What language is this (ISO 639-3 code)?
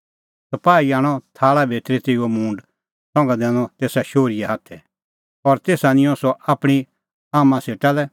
kfx